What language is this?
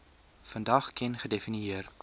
Afrikaans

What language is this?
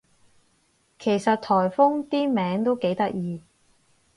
Cantonese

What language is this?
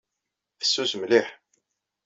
Kabyle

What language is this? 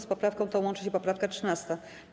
Polish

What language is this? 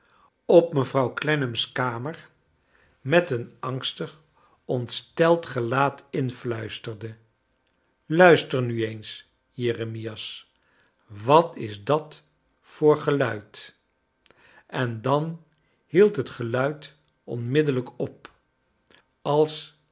Dutch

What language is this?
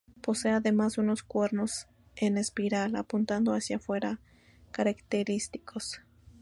Spanish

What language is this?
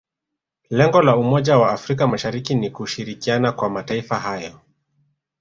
Swahili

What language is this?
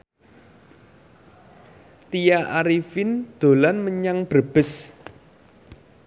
Javanese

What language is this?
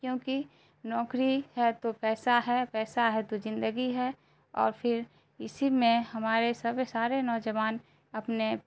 Urdu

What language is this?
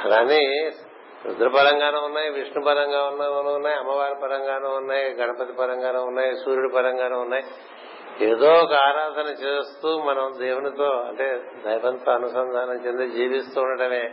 Telugu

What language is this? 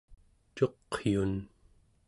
Central Yupik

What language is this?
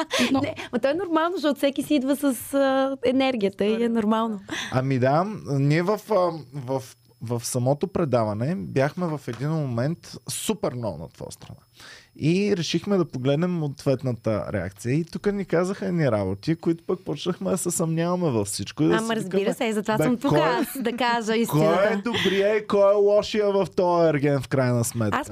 Bulgarian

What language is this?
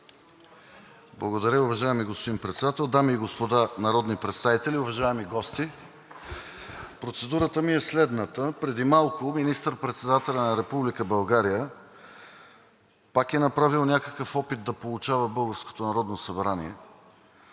Bulgarian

